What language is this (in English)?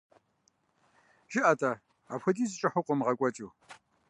Kabardian